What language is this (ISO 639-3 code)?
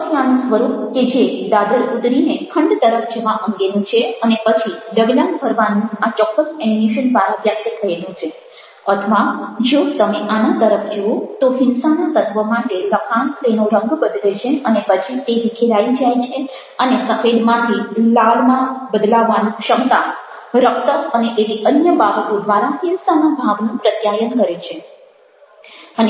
guj